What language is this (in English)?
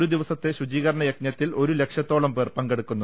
Malayalam